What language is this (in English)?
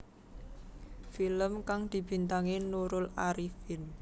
Javanese